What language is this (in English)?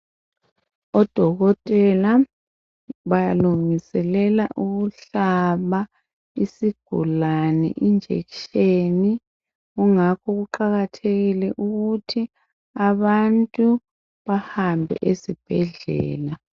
North Ndebele